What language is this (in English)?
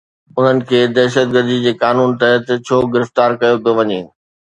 Sindhi